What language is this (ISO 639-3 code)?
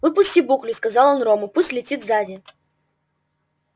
rus